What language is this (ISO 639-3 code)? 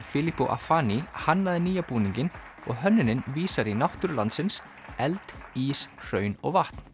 isl